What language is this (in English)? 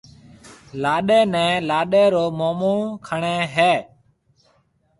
Marwari (Pakistan)